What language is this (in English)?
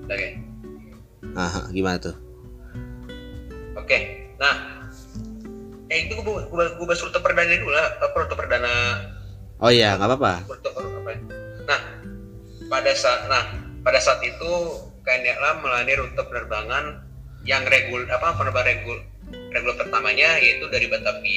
Indonesian